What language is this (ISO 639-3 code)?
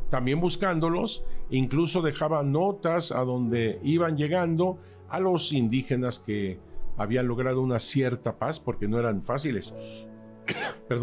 spa